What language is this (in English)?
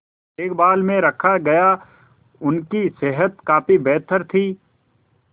Hindi